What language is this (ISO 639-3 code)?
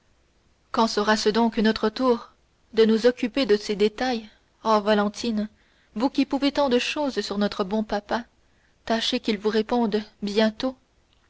fra